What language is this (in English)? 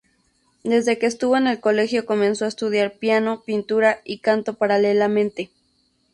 Spanish